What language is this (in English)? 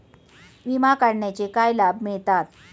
Marathi